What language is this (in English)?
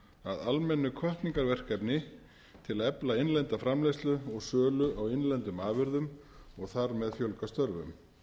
Icelandic